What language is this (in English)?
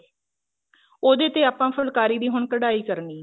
Punjabi